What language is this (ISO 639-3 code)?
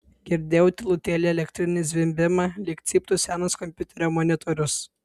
lit